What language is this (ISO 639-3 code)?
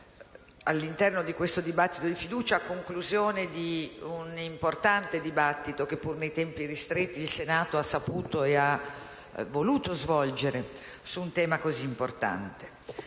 ita